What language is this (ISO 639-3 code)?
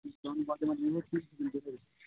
mai